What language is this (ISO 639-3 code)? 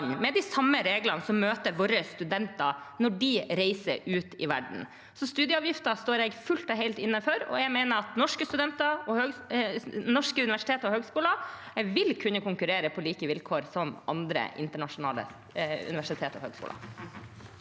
nor